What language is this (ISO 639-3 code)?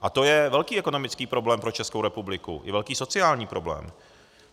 ces